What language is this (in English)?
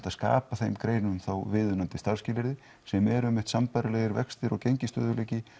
Icelandic